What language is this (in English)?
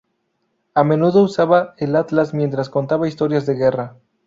Spanish